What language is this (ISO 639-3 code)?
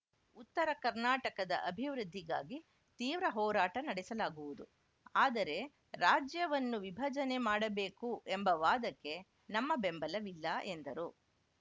kan